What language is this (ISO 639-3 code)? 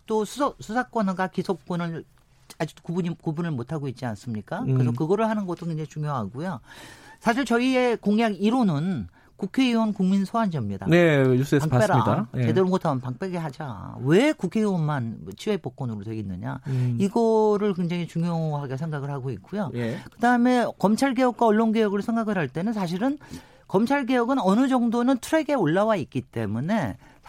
kor